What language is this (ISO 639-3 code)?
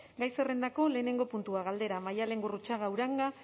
eus